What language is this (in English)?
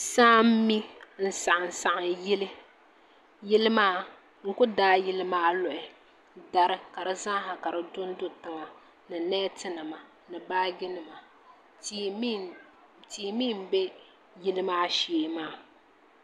Dagbani